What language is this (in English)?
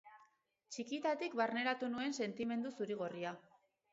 Basque